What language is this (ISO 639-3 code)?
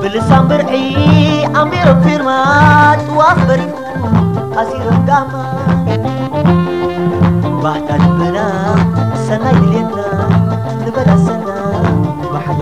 ara